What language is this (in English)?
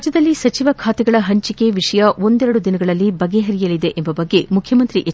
Kannada